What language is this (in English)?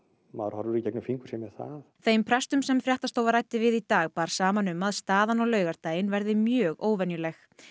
Icelandic